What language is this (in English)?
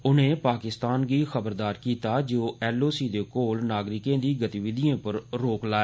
Dogri